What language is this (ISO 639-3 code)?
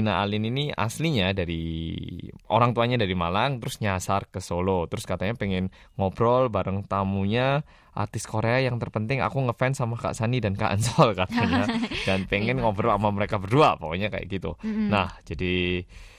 ind